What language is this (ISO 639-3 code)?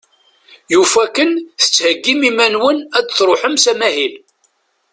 kab